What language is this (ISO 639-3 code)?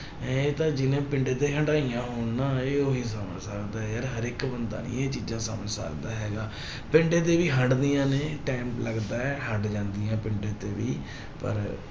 pan